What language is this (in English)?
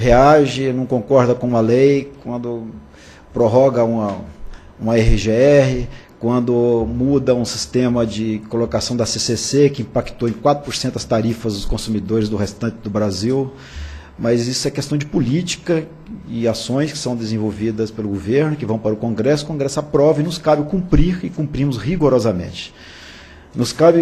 Portuguese